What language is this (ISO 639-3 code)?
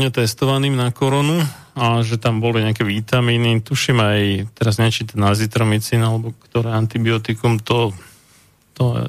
slk